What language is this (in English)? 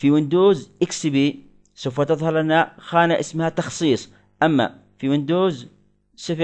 Arabic